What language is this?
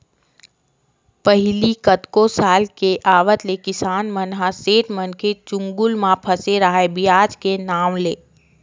Chhattisgarhi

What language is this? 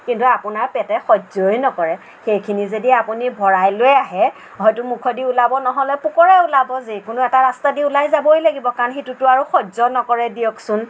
Assamese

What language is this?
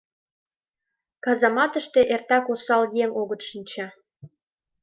Mari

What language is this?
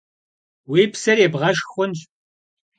Kabardian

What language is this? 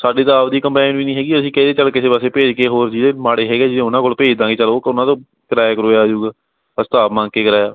Punjabi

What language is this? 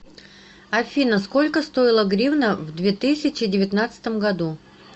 Russian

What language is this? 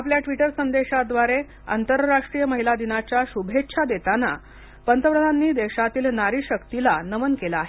Marathi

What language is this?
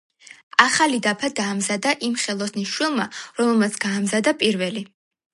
Georgian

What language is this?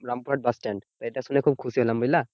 Bangla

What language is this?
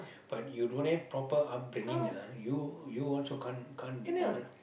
English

